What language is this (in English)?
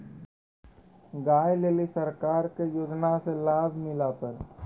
Maithili